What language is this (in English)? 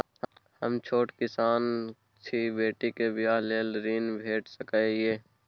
Maithili